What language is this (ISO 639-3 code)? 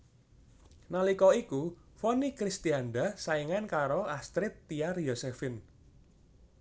jav